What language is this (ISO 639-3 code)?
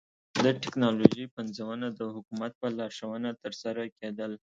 pus